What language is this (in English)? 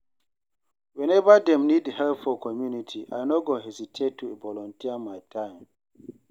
Nigerian Pidgin